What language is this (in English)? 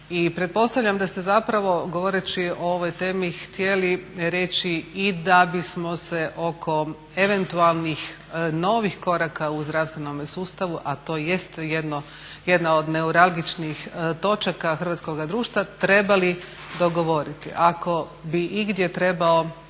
Croatian